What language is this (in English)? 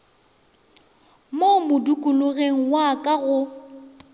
Northern Sotho